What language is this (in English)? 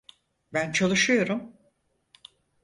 Turkish